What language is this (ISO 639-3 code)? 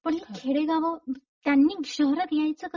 mar